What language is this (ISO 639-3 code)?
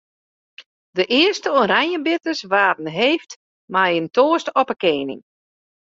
fry